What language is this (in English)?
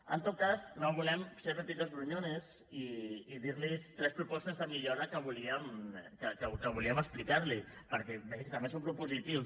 Catalan